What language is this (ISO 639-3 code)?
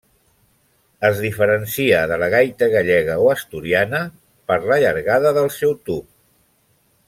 cat